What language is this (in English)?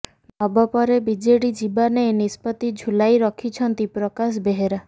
Odia